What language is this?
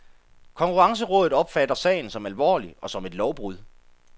Danish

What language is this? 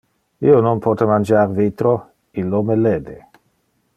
Interlingua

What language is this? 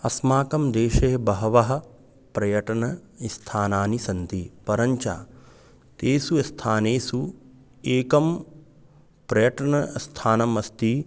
Sanskrit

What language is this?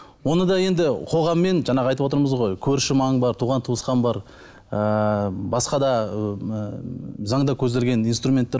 Kazakh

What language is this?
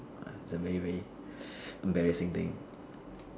English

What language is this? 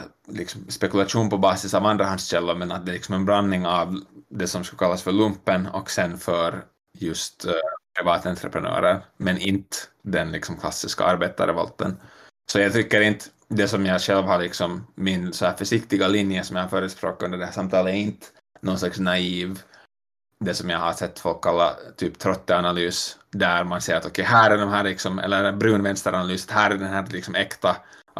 Swedish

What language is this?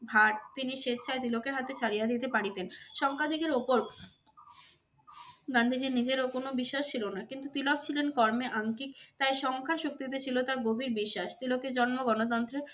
Bangla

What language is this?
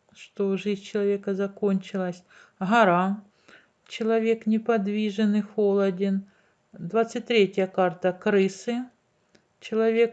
Russian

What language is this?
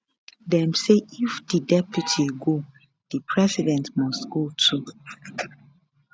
Nigerian Pidgin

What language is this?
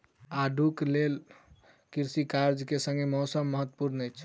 Maithili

